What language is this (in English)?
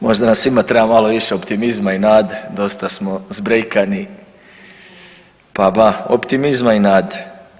Croatian